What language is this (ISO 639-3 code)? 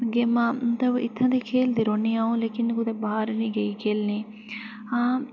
doi